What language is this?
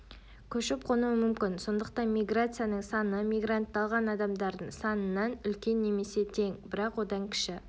Kazakh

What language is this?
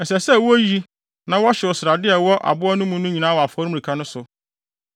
Akan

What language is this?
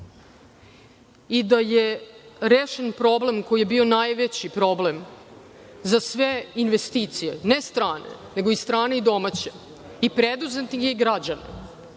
Serbian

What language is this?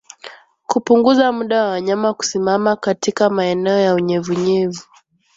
Swahili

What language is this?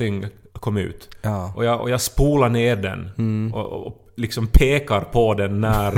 Swedish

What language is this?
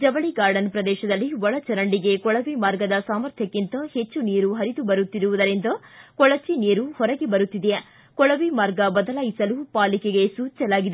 Kannada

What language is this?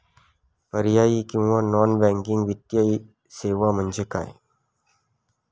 Marathi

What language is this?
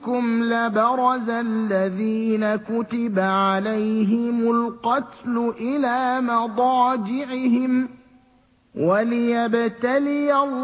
Arabic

